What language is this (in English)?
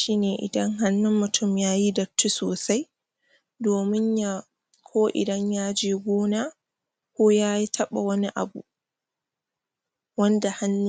Hausa